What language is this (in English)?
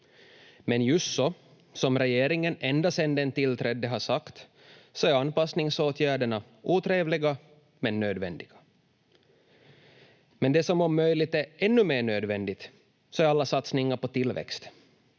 Finnish